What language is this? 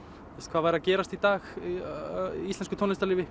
Icelandic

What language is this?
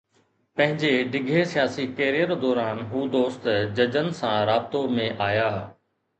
Sindhi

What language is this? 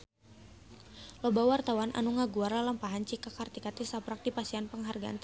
Sundanese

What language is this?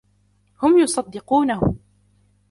Arabic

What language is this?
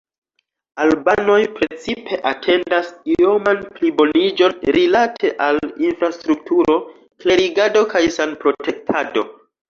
Esperanto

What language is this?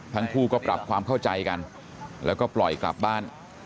Thai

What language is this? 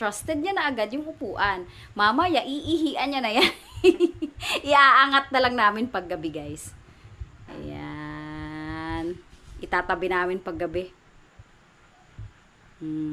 Filipino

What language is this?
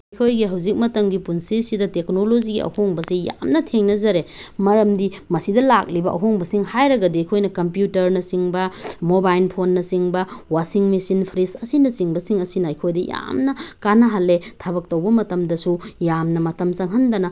Manipuri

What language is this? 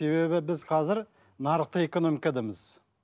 Kazakh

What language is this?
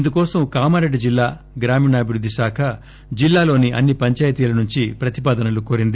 Telugu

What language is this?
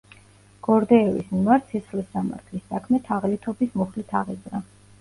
Georgian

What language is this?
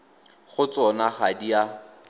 Tswana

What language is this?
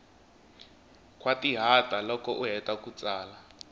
Tsonga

